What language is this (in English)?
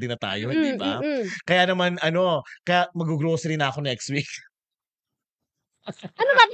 Filipino